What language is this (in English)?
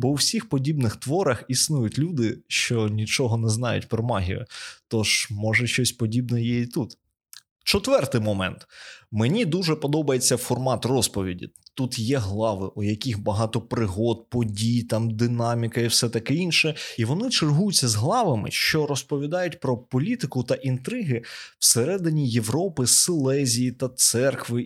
Ukrainian